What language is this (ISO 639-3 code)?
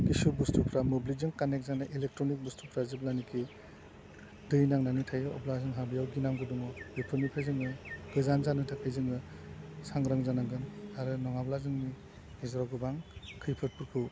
brx